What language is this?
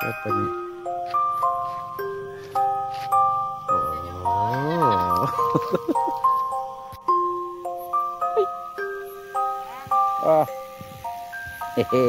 Indonesian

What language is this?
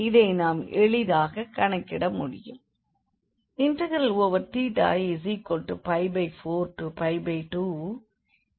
Tamil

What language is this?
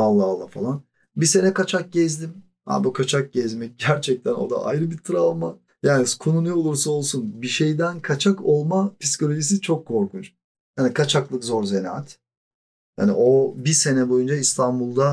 Turkish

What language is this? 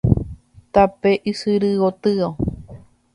Guarani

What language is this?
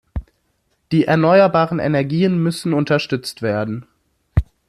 German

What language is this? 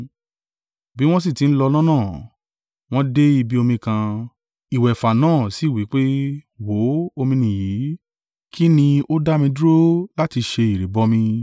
Yoruba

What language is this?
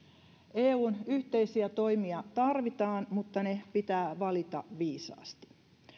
Finnish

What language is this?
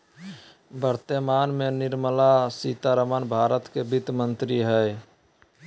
Magahi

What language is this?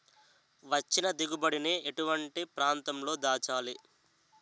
Telugu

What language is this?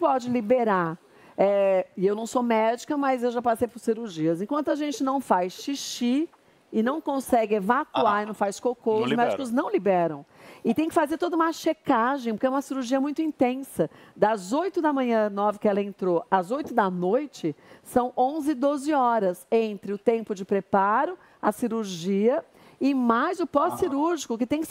Portuguese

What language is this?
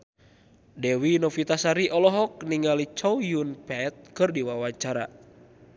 Sundanese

